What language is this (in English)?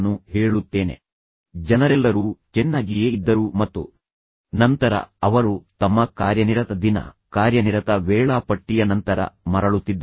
Kannada